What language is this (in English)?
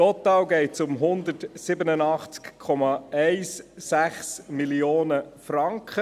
Swiss German